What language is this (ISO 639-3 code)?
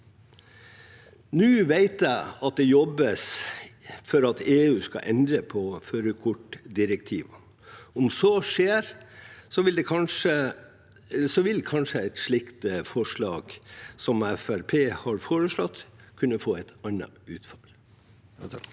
nor